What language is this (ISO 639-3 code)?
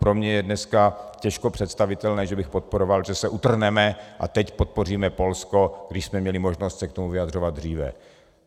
ces